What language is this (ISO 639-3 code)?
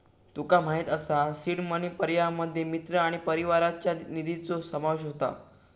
mar